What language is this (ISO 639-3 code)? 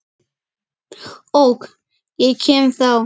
isl